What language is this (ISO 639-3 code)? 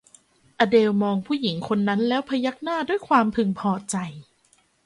tha